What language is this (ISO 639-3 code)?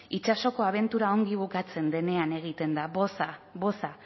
eus